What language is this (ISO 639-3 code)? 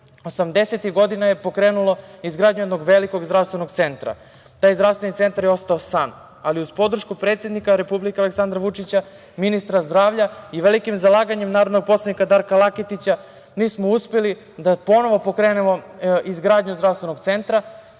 srp